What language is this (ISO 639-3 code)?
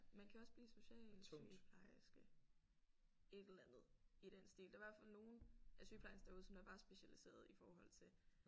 dan